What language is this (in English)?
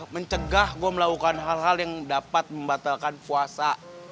Indonesian